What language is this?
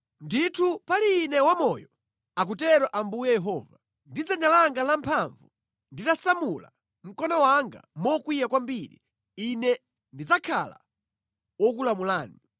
Nyanja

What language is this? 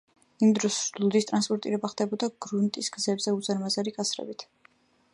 Georgian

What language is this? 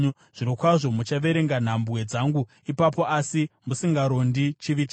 Shona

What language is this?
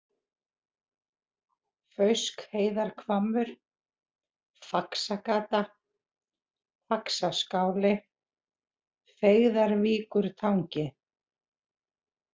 Icelandic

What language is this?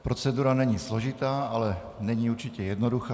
Czech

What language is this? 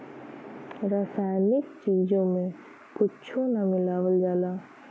Bhojpuri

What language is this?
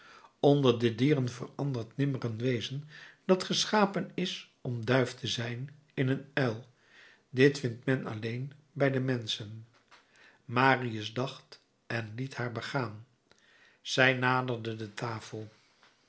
Dutch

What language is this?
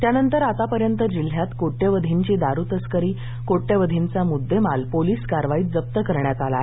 Marathi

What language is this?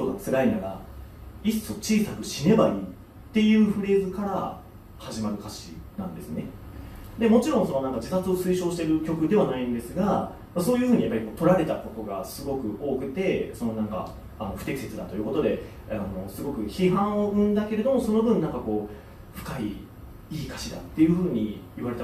Japanese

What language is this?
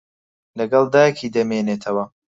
Central Kurdish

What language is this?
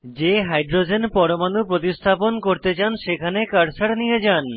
Bangla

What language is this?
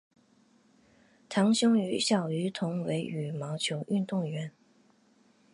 Chinese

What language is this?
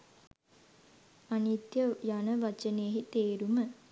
Sinhala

